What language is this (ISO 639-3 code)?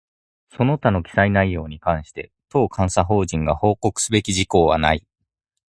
jpn